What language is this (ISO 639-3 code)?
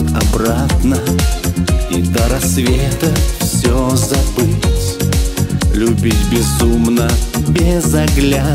rus